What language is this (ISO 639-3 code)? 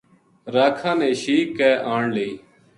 gju